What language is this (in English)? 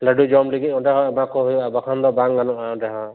Santali